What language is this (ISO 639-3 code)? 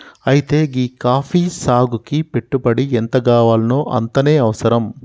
tel